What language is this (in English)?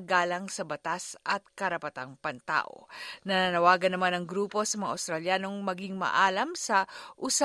Filipino